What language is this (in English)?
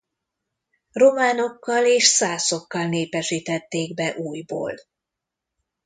Hungarian